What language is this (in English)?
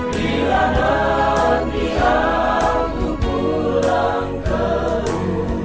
Indonesian